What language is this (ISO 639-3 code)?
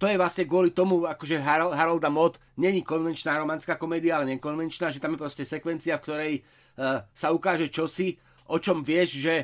slk